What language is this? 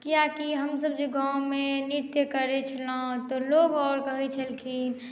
Maithili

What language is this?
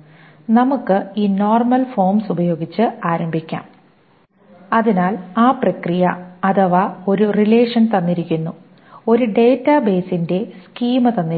Malayalam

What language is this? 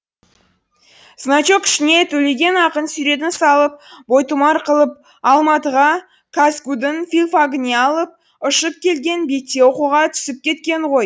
Kazakh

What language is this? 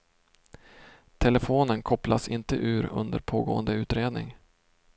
Swedish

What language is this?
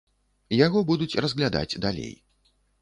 Belarusian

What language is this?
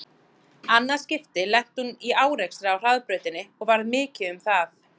Icelandic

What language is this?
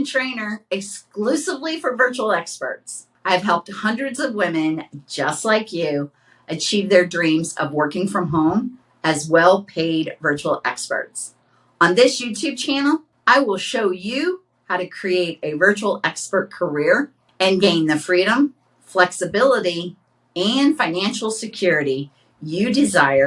English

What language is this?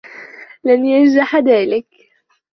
Arabic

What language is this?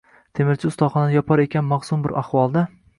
Uzbek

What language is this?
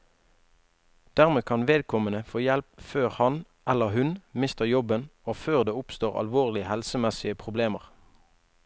Norwegian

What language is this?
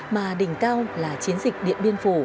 Vietnamese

